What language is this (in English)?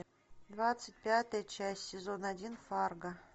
Russian